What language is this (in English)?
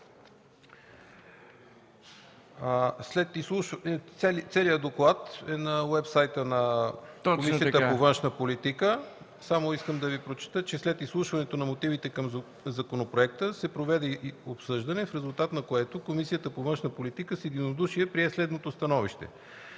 Bulgarian